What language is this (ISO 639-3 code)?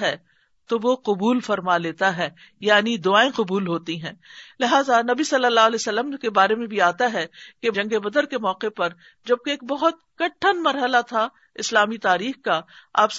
urd